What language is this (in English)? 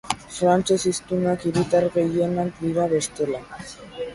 Basque